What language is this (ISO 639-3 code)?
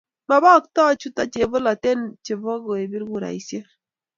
kln